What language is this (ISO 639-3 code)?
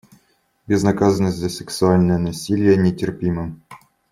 rus